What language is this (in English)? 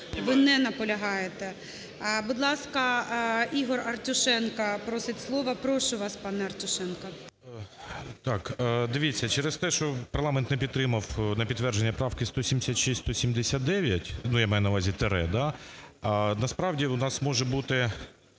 Ukrainian